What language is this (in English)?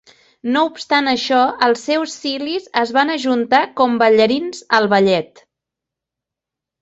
Catalan